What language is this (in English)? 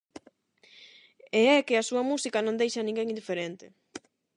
Galician